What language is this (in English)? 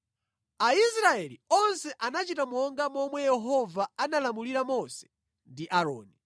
Nyanja